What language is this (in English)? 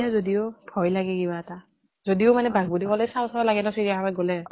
Assamese